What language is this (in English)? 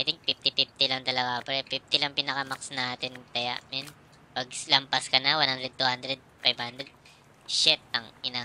Filipino